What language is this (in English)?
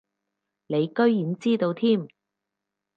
Cantonese